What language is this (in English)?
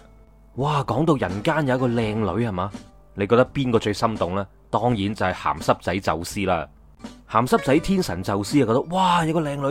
Chinese